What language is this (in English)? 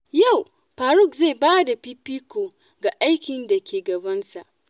Hausa